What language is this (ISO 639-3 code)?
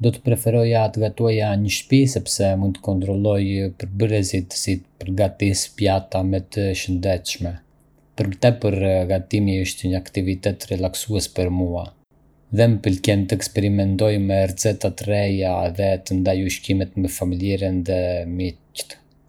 aae